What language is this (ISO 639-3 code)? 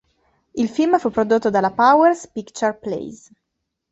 ita